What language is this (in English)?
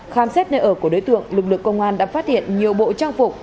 Vietnamese